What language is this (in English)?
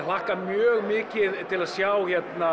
Icelandic